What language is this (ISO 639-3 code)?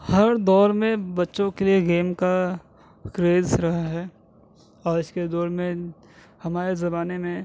urd